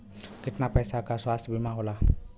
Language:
Bhojpuri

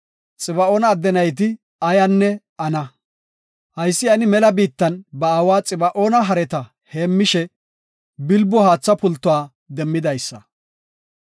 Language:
Gofa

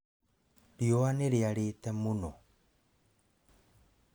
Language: Kikuyu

